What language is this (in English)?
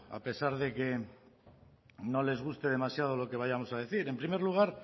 Spanish